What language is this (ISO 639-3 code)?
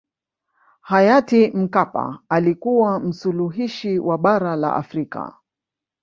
swa